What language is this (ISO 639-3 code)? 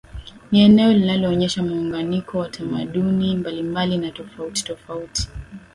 swa